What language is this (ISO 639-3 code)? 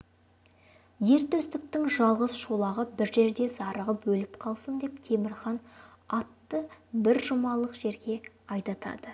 kaz